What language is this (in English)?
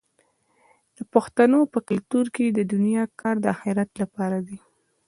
Pashto